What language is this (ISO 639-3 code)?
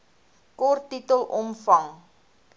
afr